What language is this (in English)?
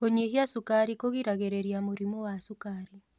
Kikuyu